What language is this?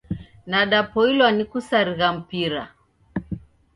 Taita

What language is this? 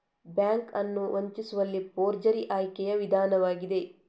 Kannada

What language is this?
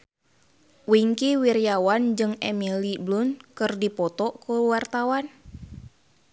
Sundanese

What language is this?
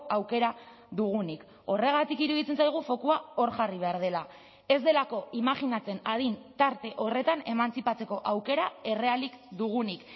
Basque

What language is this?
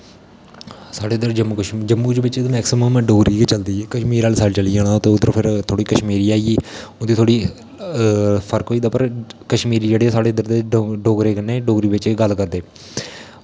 Dogri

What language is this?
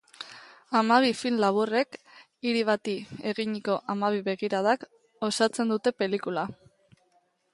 Basque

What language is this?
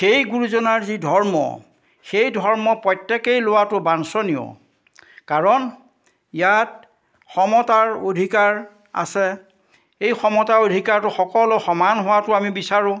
Assamese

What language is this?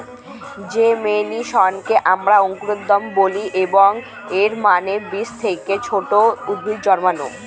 Bangla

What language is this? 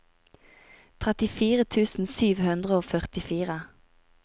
Norwegian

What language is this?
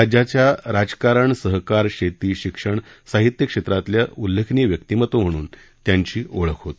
Marathi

